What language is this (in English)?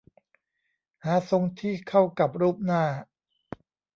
Thai